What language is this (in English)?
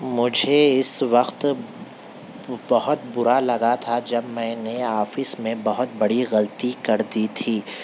Urdu